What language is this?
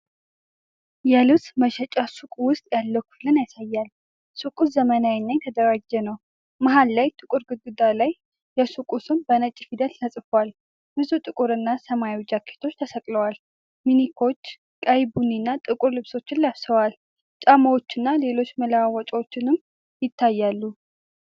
Amharic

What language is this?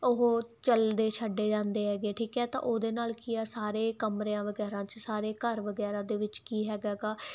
Punjabi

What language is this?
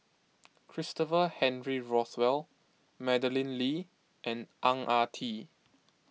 English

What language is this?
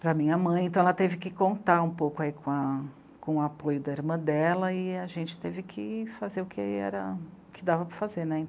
Portuguese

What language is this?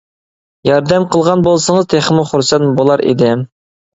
Uyghur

